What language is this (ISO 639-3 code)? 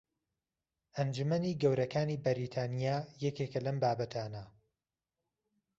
ckb